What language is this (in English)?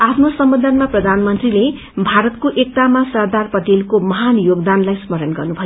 Nepali